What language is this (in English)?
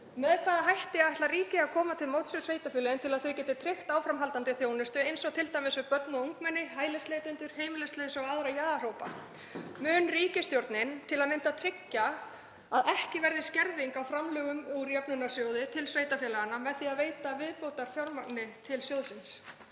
Icelandic